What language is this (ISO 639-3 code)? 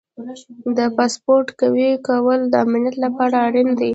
pus